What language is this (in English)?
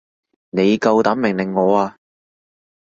Cantonese